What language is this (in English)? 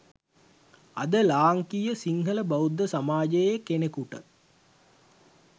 Sinhala